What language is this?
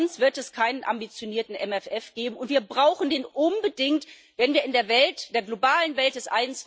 German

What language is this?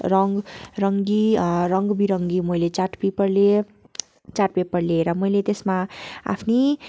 Nepali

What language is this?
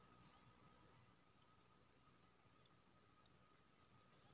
Maithili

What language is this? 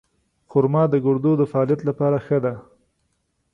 Pashto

